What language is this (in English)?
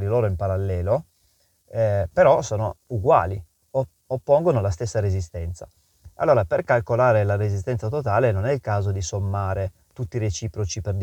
Italian